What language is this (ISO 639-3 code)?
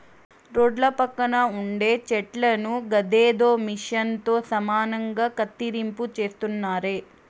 tel